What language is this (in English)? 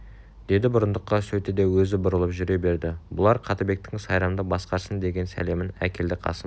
Kazakh